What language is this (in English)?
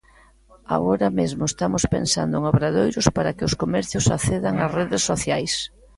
Galician